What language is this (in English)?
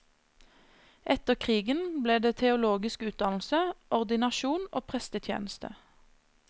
Norwegian